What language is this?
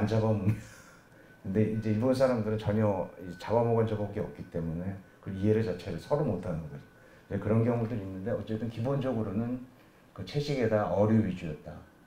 Korean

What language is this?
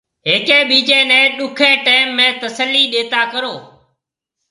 Marwari (Pakistan)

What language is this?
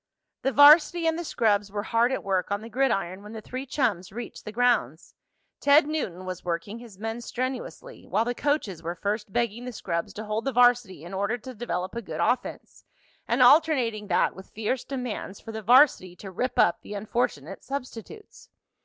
English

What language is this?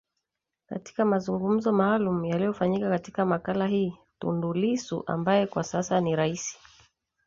Swahili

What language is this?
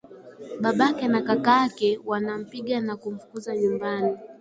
Swahili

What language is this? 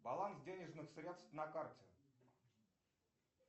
Russian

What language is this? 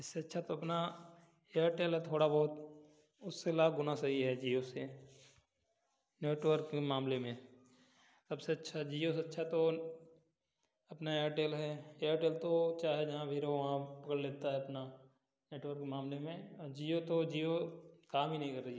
Hindi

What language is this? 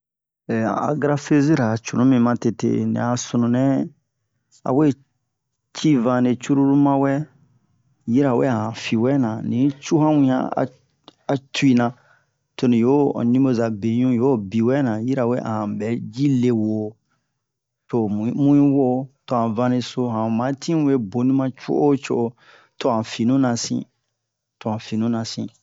Bomu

